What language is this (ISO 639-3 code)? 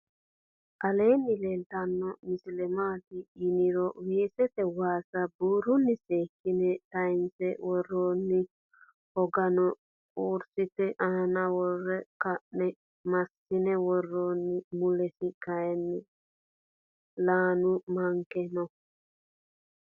sid